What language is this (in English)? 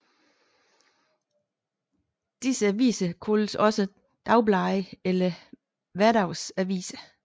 Danish